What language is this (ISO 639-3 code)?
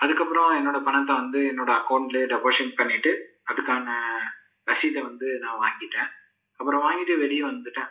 tam